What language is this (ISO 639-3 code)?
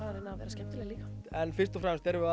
isl